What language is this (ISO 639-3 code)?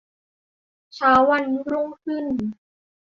tha